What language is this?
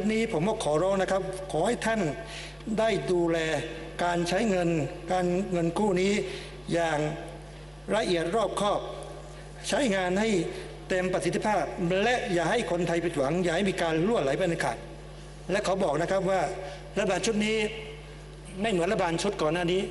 Thai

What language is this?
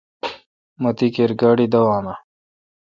Kalkoti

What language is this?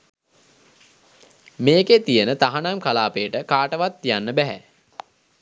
Sinhala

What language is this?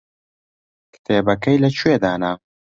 Central Kurdish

